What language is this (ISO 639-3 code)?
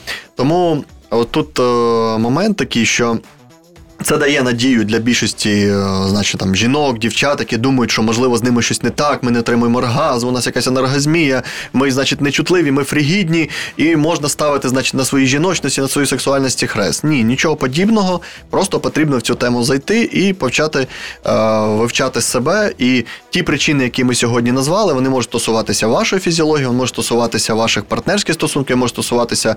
ukr